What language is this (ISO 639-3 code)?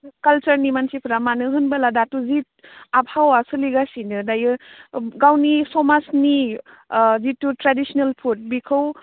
brx